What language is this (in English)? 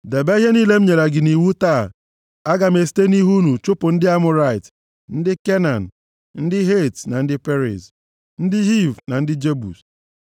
Igbo